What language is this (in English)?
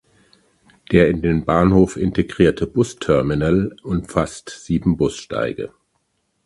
German